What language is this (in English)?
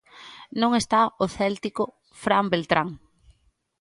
Galician